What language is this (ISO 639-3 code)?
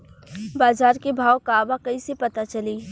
bho